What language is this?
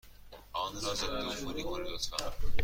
Persian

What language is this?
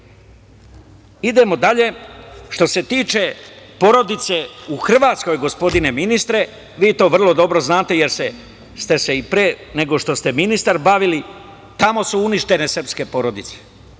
Serbian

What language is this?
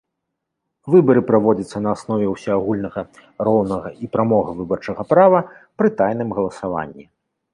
Belarusian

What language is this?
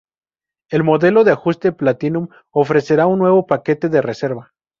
Spanish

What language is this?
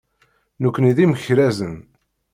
Kabyle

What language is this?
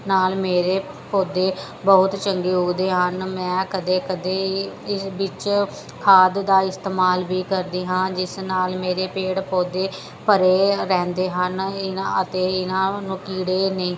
Punjabi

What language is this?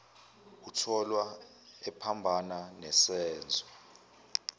Zulu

